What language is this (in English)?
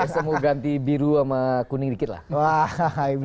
Indonesian